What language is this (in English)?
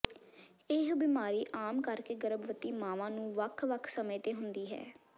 Punjabi